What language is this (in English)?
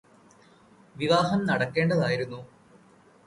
Malayalam